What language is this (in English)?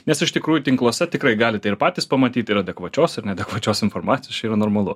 Lithuanian